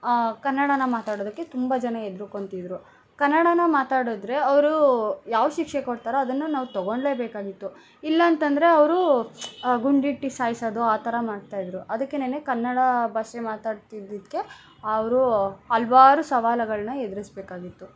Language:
Kannada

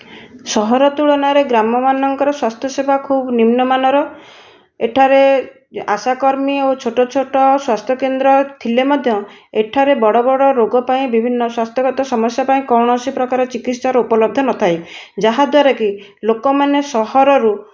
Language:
Odia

